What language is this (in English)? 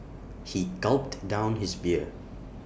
English